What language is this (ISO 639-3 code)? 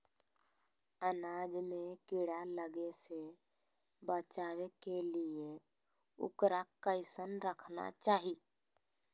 mag